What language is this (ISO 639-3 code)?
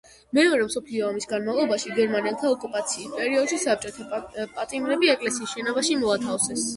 kat